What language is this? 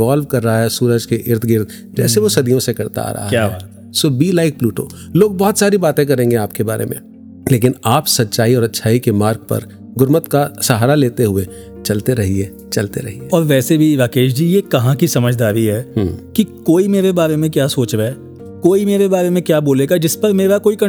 Hindi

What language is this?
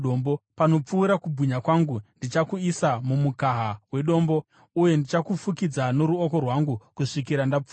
Shona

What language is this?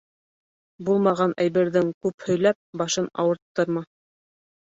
Bashkir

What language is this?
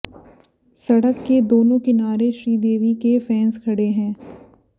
Hindi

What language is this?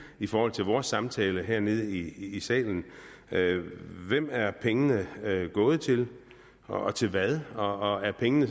Danish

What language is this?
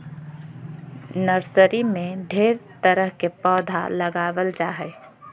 Magahi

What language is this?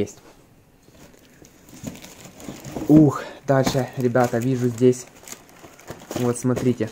Russian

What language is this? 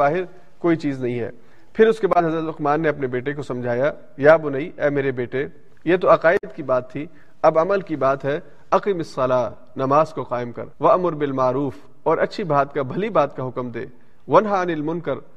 Urdu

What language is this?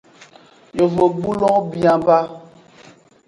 Aja (Benin)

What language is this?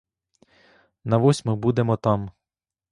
Ukrainian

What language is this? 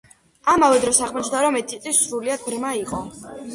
Georgian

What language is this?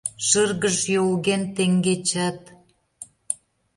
Mari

